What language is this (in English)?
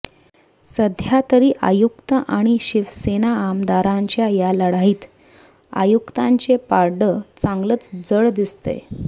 Marathi